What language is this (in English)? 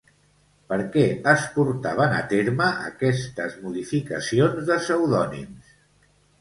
Catalan